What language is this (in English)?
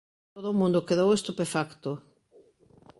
Galician